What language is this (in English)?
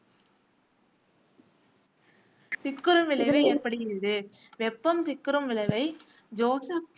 Tamil